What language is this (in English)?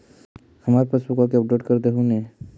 Magahi